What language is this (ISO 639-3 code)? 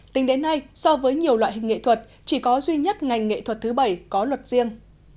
vie